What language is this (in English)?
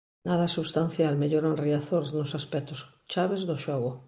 Galician